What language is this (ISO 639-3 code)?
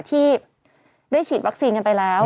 tha